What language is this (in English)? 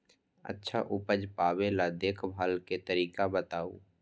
Magahi